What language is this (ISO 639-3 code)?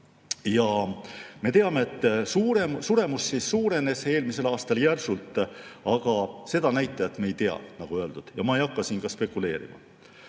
est